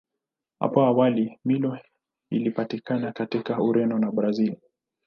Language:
Swahili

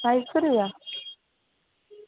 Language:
Dogri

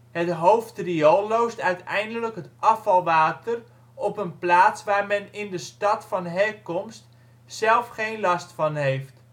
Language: Dutch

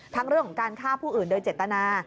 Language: Thai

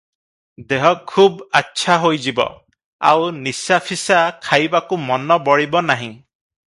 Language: Odia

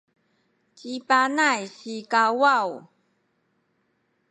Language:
Sakizaya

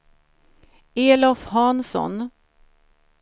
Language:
Swedish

